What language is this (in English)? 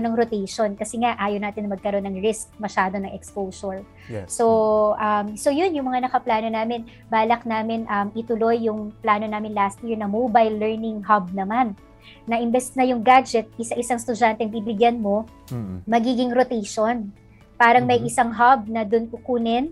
Filipino